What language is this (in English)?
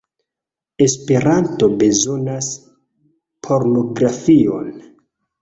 Esperanto